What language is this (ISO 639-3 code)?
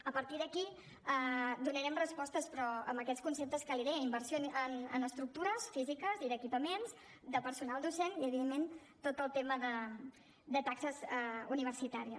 cat